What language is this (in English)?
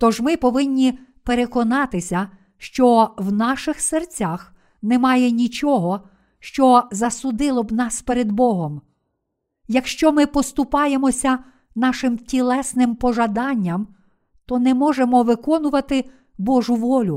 Ukrainian